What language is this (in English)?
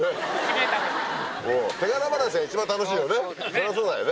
Japanese